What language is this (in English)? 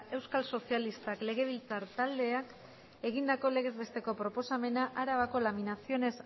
Basque